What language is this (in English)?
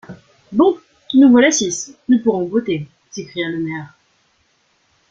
French